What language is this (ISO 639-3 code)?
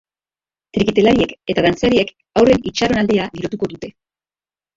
eus